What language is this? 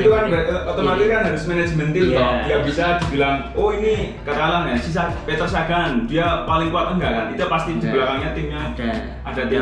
Indonesian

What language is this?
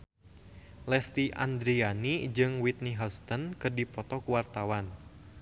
Sundanese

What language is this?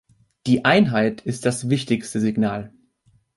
German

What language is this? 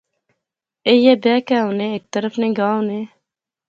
Pahari-Potwari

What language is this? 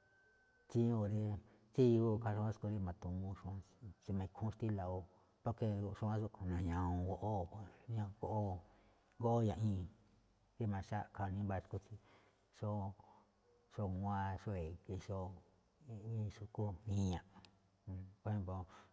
Malinaltepec Me'phaa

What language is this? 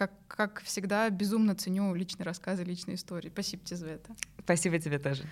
Russian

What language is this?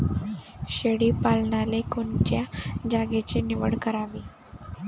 Marathi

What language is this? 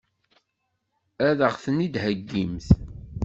Kabyle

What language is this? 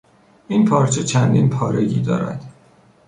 Persian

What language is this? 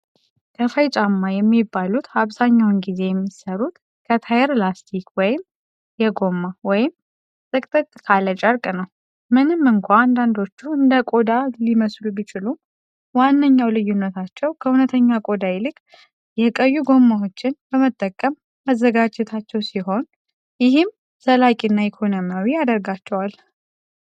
Amharic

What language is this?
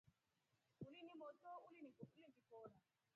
Rombo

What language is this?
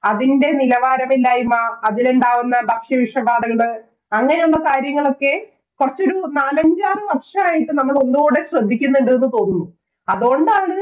Malayalam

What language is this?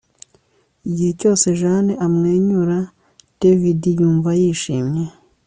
Kinyarwanda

